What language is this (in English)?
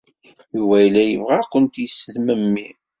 Kabyle